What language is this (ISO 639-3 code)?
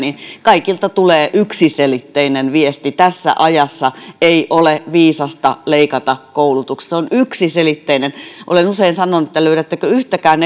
fin